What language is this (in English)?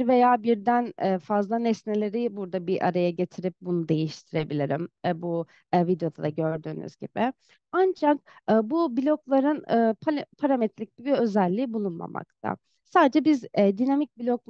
Turkish